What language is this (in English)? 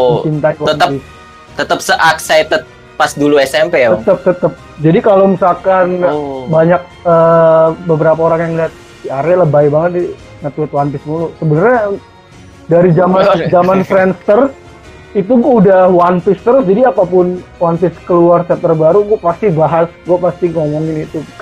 Indonesian